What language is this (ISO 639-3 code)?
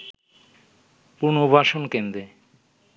ben